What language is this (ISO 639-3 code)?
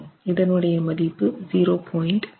tam